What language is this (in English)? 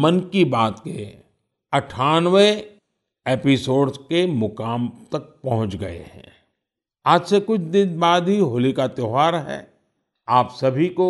Hindi